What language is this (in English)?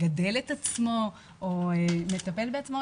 Hebrew